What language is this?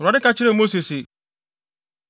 Akan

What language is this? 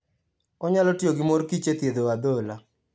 Luo (Kenya and Tanzania)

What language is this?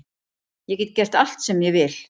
Icelandic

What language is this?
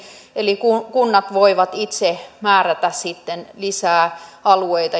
Finnish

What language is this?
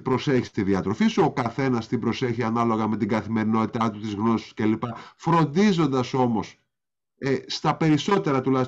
Greek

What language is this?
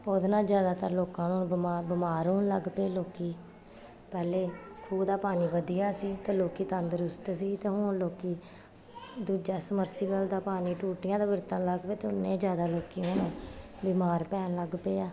Punjabi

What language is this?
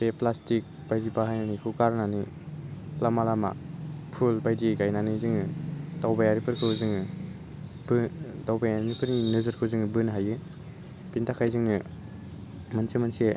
Bodo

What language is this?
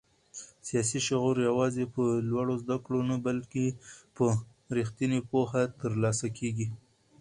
Pashto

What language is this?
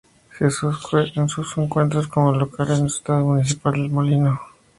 Spanish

